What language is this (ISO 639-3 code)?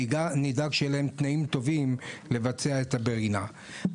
heb